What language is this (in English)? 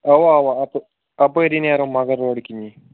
Kashmiri